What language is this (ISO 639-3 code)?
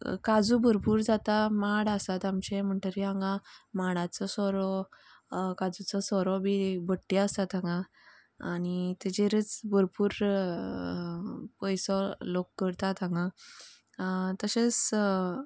kok